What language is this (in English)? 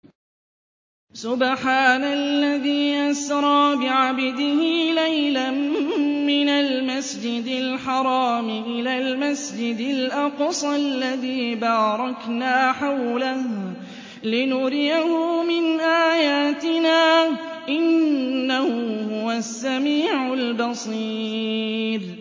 Arabic